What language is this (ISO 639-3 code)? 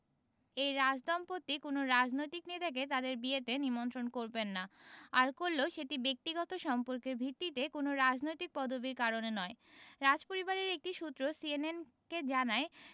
ben